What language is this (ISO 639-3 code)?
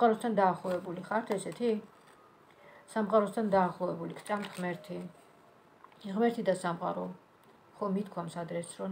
ron